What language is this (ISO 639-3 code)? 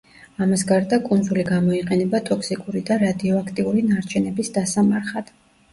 kat